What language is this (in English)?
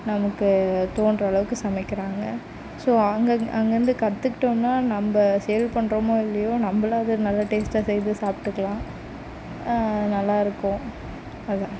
Tamil